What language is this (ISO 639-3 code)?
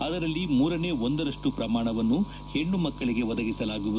kan